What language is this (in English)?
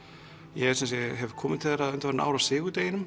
Icelandic